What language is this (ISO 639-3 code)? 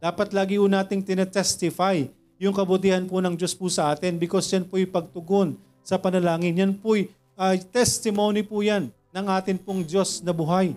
fil